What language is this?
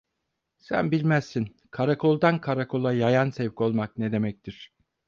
Turkish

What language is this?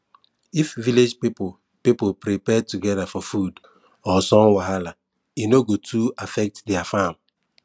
Nigerian Pidgin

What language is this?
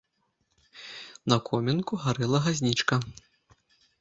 Belarusian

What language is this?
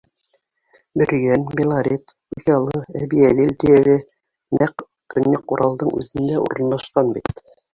Bashkir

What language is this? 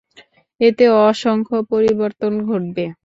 Bangla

